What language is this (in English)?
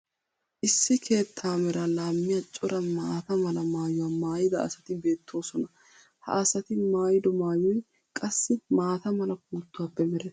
Wolaytta